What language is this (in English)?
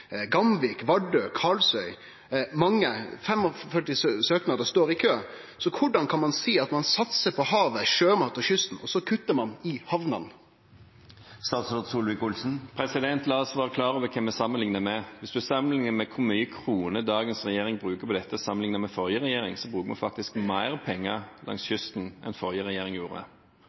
Norwegian